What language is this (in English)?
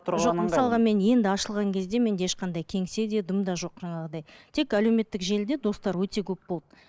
Kazakh